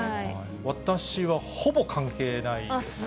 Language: Japanese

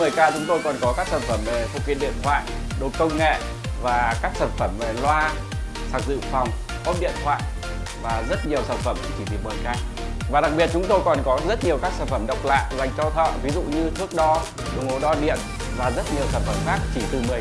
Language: Vietnamese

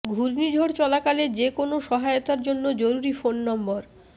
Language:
Bangla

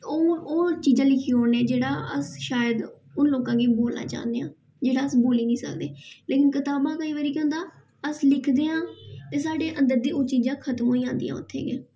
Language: Dogri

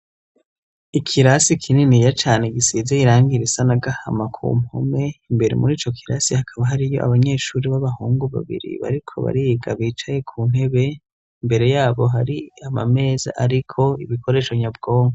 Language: Rundi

